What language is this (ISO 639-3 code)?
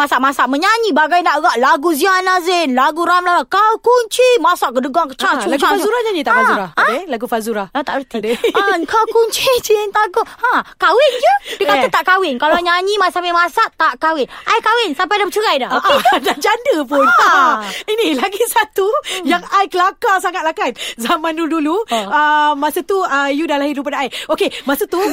msa